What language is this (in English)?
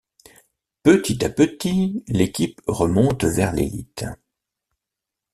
French